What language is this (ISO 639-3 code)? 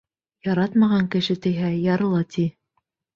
bak